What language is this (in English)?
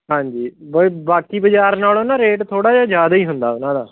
Punjabi